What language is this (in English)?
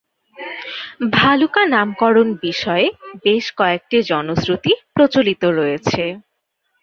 Bangla